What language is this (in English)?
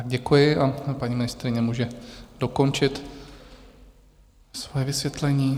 Czech